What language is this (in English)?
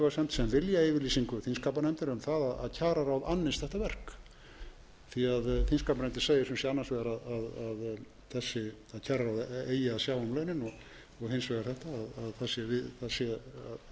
Icelandic